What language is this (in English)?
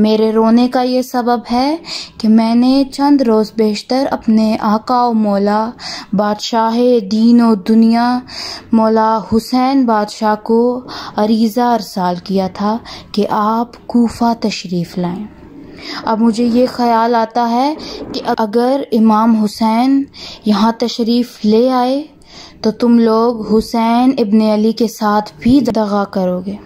Hindi